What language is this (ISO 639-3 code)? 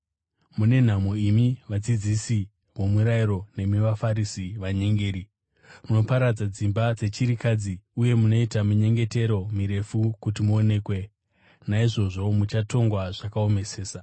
sna